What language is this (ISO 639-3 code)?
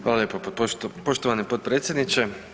hrv